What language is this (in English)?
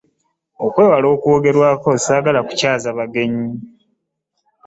Ganda